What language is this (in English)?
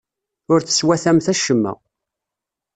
Kabyle